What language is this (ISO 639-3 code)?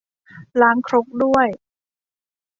tha